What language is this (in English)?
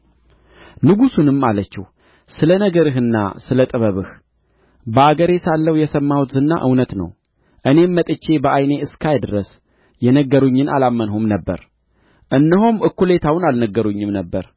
Amharic